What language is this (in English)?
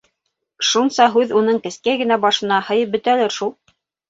Bashkir